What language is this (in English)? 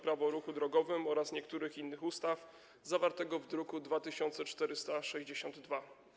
Polish